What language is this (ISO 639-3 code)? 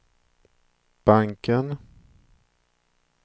swe